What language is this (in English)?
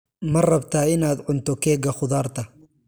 Somali